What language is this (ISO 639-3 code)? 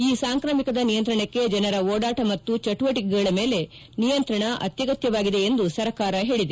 kan